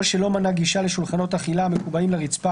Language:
Hebrew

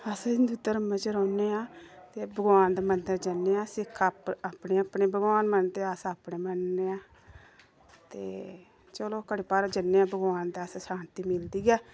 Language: Dogri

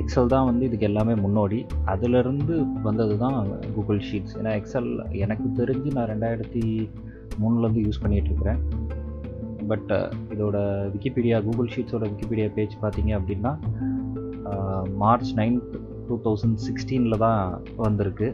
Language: Tamil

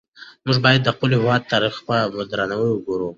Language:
Pashto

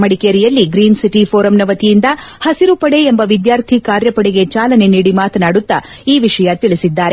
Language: Kannada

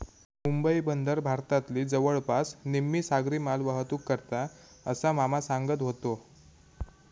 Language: Marathi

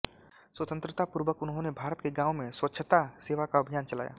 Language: Hindi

